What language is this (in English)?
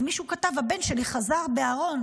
Hebrew